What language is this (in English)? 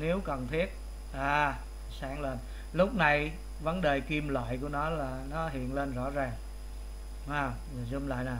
Vietnamese